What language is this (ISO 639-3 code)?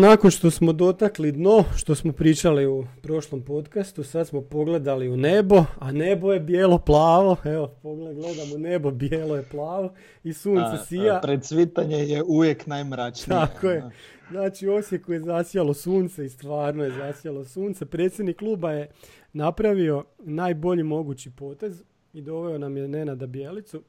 hrv